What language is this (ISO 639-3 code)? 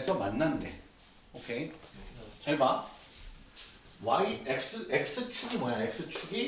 kor